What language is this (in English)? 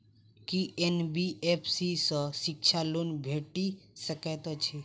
Maithili